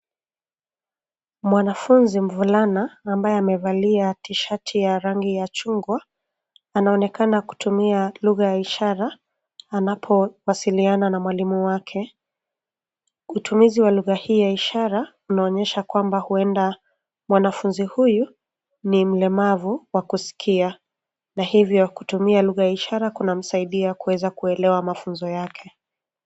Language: Swahili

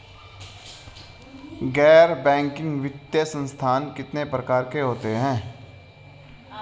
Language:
Hindi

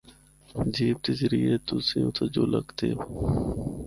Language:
Northern Hindko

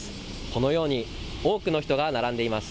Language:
Japanese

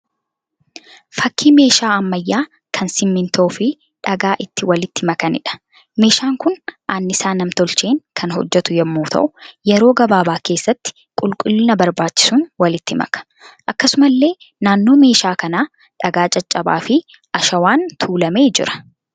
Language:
Oromo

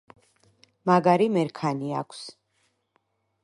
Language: Georgian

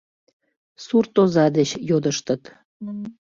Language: Mari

